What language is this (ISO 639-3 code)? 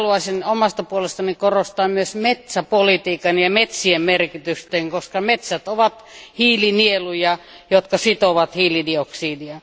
fin